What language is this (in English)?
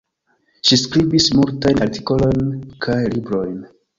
Esperanto